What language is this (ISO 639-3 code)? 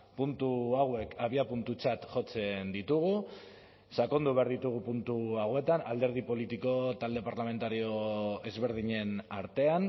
eus